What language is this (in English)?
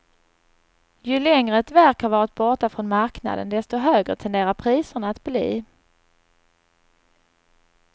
Swedish